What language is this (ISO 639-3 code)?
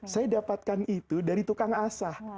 ind